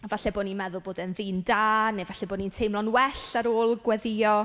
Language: Welsh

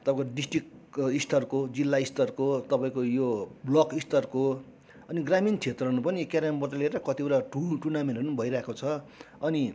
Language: Nepali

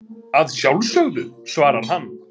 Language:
Icelandic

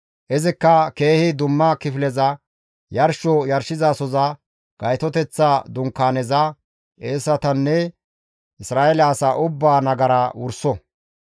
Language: Gamo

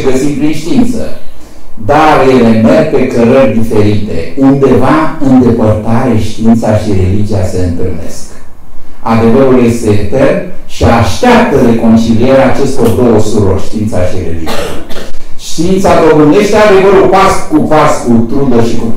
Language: Romanian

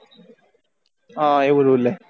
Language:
Gujarati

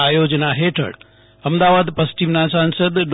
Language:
Gujarati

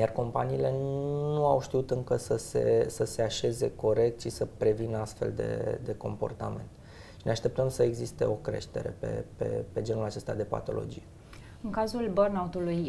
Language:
Romanian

